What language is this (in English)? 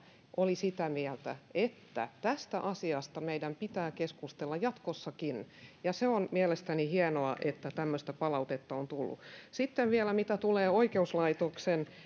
Finnish